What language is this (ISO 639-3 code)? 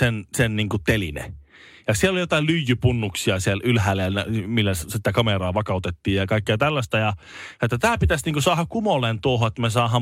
fin